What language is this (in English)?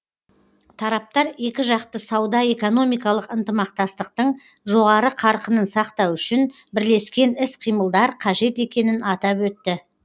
Kazakh